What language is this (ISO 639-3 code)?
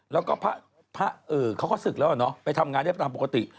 tha